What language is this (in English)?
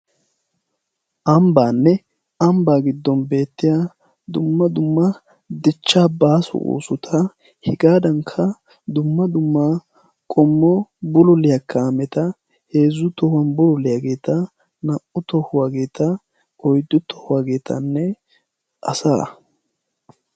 Wolaytta